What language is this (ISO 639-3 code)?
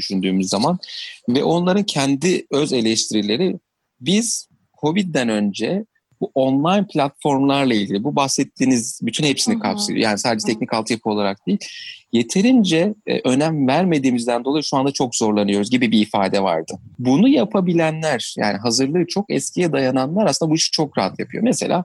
tur